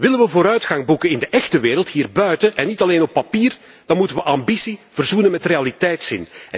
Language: Dutch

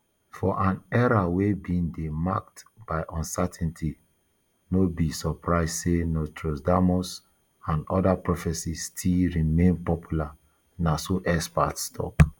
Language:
Nigerian Pidgin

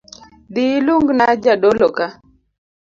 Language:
Luo (Kenya and Tanzania)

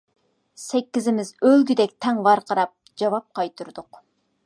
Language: Uyghur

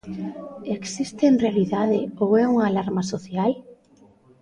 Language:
Galician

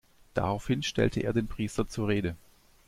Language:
German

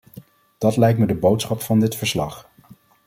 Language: Dutch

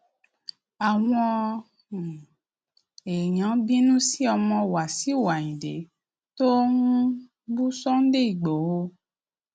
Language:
Yoruba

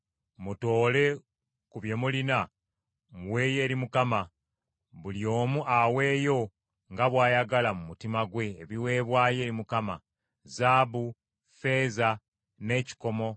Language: Ganda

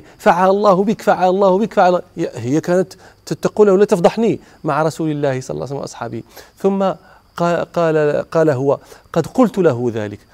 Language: Arabic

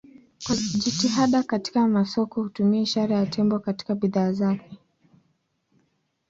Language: Swahili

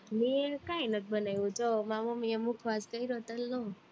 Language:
Gujarati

